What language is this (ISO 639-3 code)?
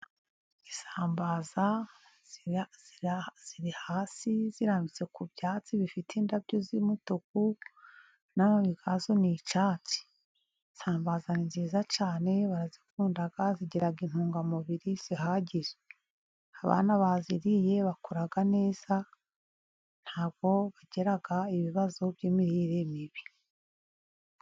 kin